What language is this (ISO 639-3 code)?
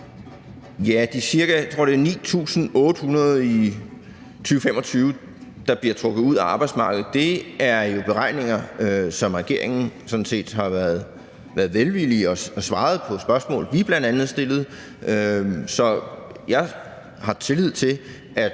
dan